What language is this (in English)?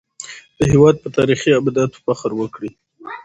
Pashto